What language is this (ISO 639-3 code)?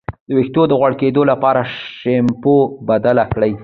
pus